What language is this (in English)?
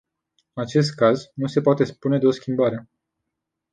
Romanian